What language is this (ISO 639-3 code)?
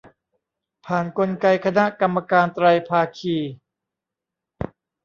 tha